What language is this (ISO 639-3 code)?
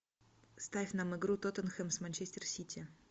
rus